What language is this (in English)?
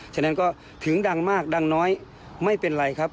Thai